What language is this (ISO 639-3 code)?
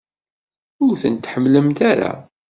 kab